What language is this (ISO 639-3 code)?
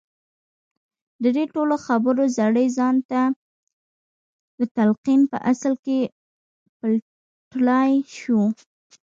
pus